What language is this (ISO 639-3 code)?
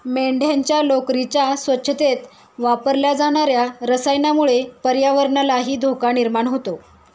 mar